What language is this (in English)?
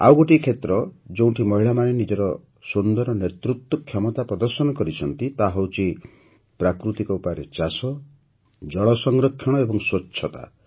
Odia